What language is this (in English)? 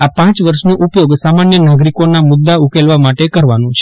Gujarati